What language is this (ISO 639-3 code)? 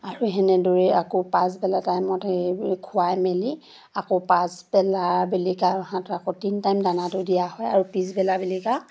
asm